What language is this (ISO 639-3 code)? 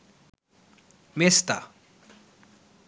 ben